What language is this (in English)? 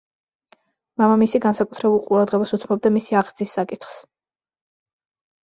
Georgian